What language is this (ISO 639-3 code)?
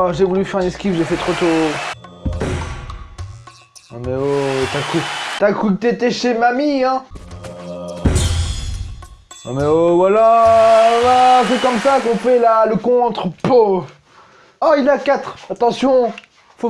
fra